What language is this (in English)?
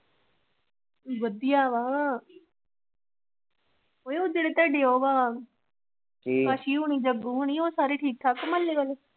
Punjabi